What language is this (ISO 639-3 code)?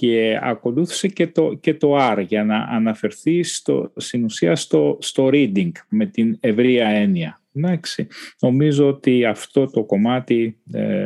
ell